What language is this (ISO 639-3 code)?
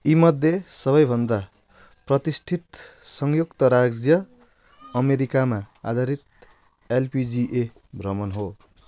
nep